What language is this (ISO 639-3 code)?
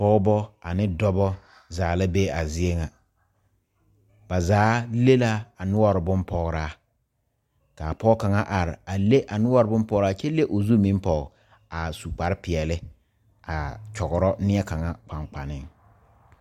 dga